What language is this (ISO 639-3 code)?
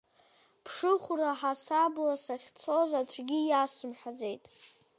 abk